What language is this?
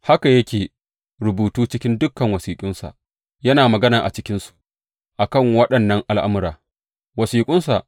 Hausa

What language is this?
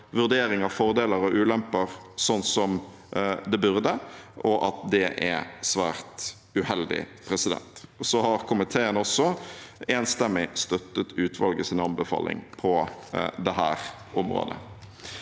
Norwegian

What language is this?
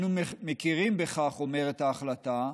Hebrew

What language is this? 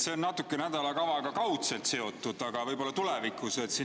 Estonian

